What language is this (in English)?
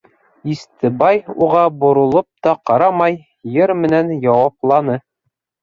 Bashkir